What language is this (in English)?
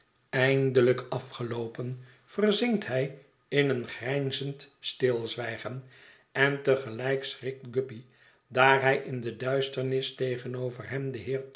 Dutch